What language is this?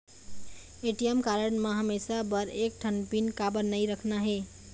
Chhattisgarhi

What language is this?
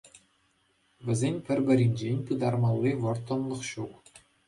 Chuvash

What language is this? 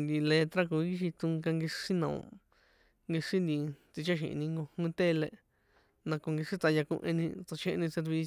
San Juan Atzingo Popoloca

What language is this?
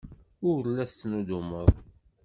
Kabyle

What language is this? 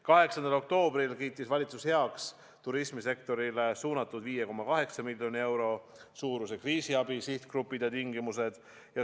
Estonian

